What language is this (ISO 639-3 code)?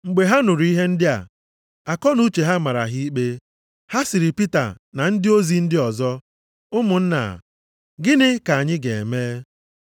ibo